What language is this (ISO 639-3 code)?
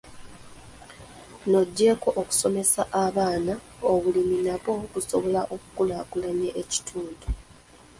lug